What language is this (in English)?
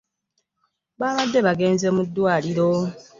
Ganda